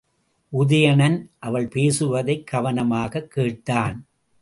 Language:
Tamil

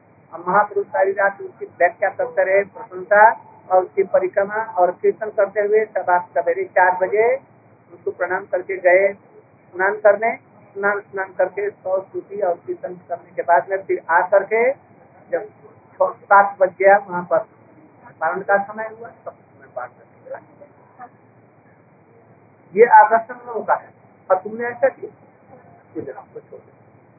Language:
Hindi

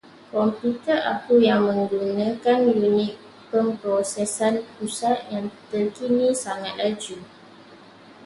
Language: Malay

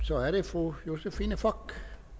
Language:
Danish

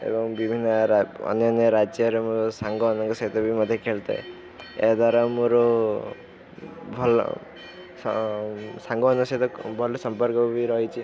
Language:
Odia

